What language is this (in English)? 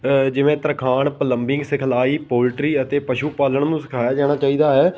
Punjabi